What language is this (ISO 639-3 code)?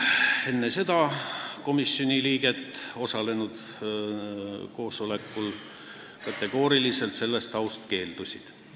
est